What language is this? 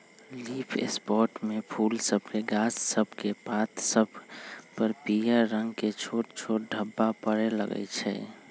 Magahi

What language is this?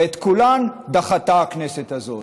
Hebrew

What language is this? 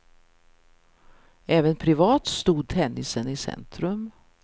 Swedish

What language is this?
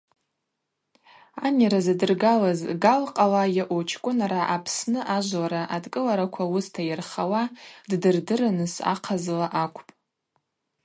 Abaza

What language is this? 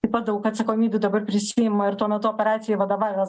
Lithuanian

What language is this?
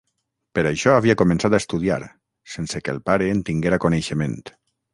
Catalan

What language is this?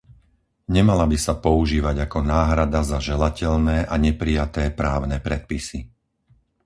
Slovak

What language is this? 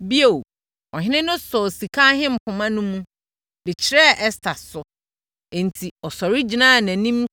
Akan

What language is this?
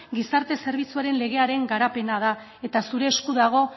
Basque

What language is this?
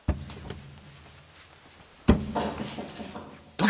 Japanese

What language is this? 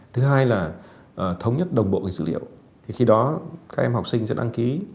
Vietnamese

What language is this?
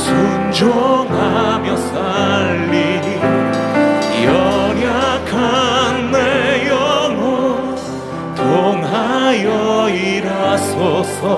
Korean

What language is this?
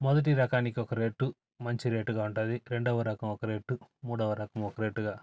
Telugu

